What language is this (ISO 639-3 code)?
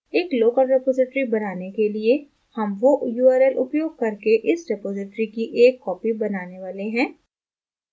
hin